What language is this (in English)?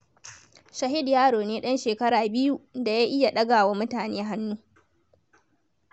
Hausa